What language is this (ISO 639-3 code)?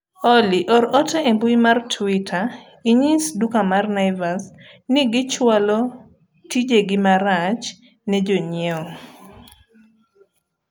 luo